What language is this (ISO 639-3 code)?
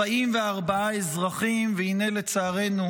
heb